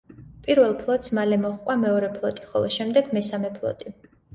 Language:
Georgian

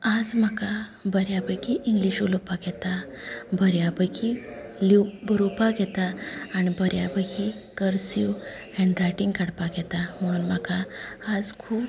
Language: Konkani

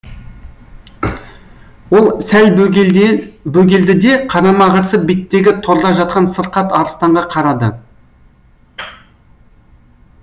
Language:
Kazakh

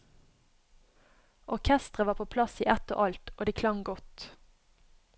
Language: Norwegian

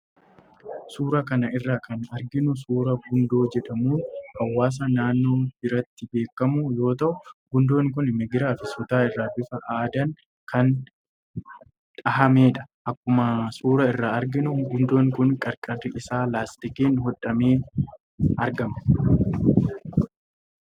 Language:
Oromo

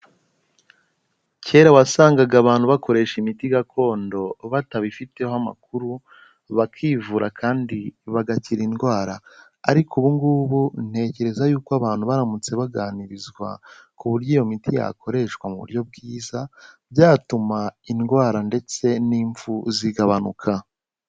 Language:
Kinyarwanda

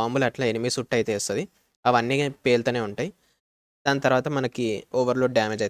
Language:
Telugu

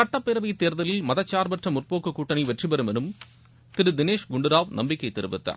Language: Tamil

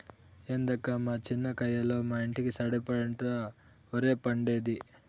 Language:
Telugu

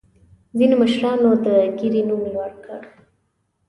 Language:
Pashto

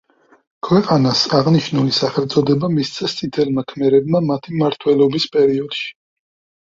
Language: Georgian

